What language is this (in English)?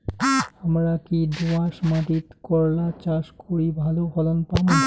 Bangla